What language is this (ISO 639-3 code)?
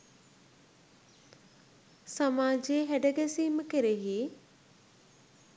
sin